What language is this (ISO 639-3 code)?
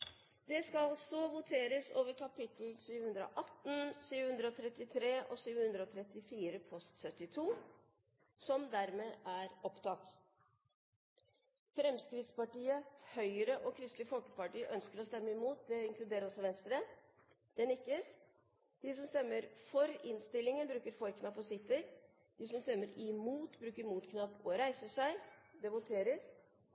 nob